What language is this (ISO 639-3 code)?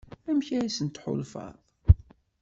kab